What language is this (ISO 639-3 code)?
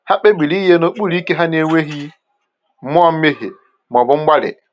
ibo